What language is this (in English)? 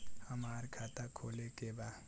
Bhojpuri